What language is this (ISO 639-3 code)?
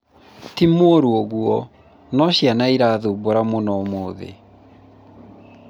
kik